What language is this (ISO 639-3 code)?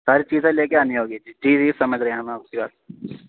urd